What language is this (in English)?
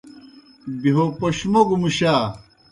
Kohistani Shina